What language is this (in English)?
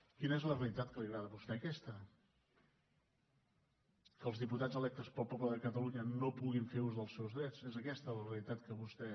Catalan